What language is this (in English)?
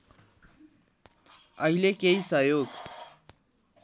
Nepali